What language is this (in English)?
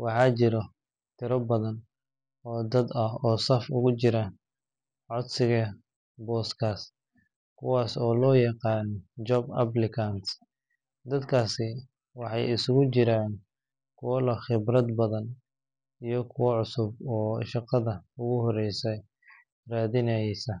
Somali